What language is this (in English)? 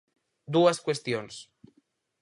Galician